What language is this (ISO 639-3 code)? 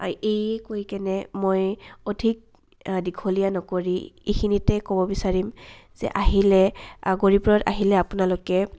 asm